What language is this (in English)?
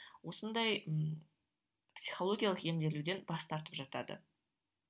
Kazakh